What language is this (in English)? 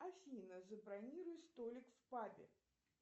Russian